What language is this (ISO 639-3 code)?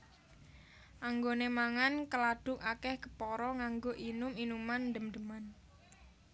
jav